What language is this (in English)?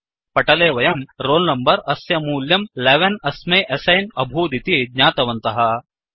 Sanskrit